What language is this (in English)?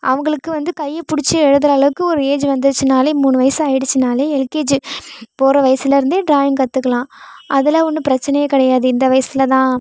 Tamil